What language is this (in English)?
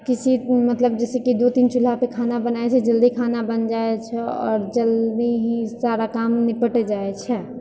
Maithili